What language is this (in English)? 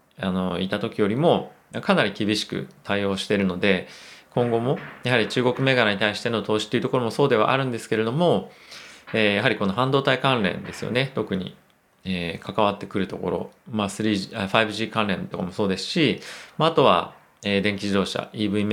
Japanese